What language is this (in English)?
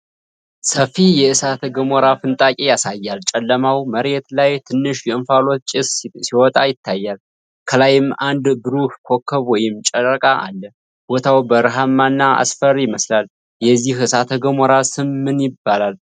Amharic